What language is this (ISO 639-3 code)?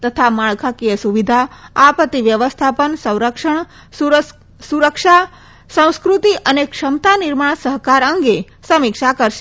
guj